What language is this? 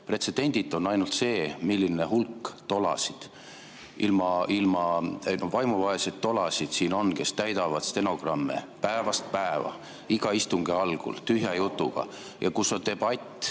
Estonian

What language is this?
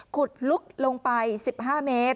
Thai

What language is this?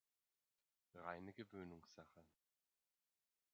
German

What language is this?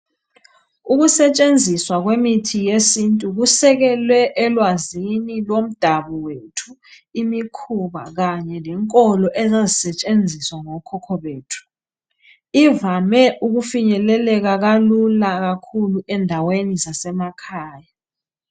North Ndebele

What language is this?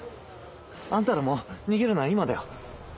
Japanese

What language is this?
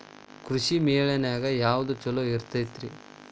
Kannada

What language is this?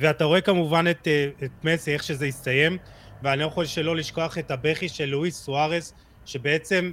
Hebrew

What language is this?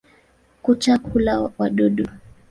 Swahili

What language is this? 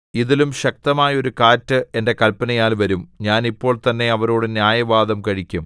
Malayalam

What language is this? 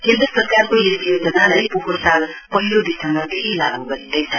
Nepali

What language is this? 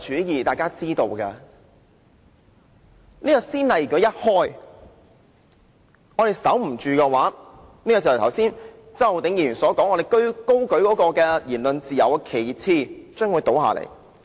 Cantonese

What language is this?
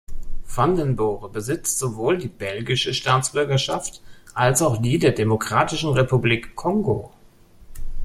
German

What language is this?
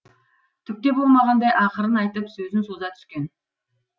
Kazakh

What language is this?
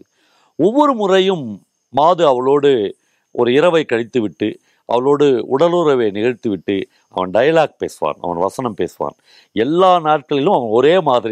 Tamil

